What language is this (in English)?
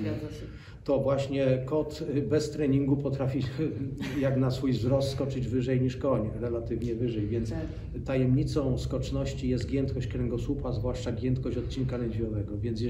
Polish